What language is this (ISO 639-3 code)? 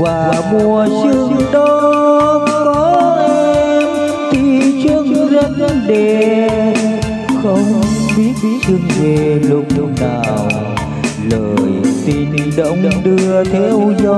vie